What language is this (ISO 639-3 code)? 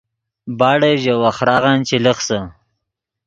ydg